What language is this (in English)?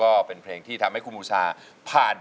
Thai